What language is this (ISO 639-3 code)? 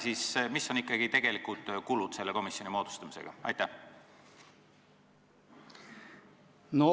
est